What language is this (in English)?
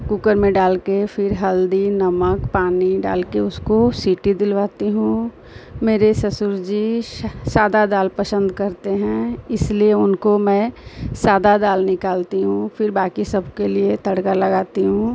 Hindi